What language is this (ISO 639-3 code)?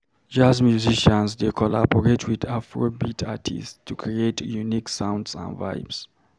pcm